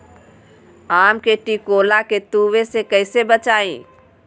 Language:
Magahi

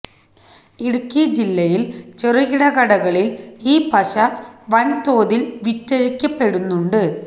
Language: Malayalam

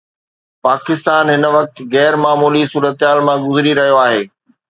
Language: Sindhi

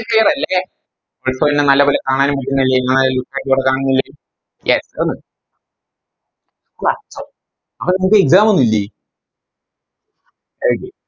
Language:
Malayalam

